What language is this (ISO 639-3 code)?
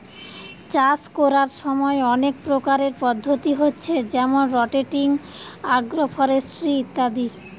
ben